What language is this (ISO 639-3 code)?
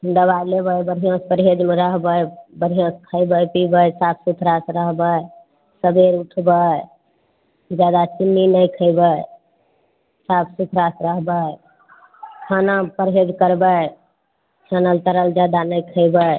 mai